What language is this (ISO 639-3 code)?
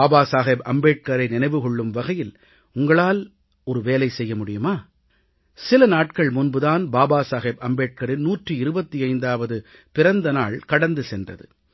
tam